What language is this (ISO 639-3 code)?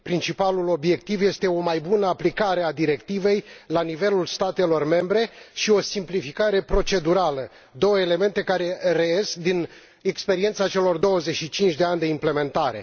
ron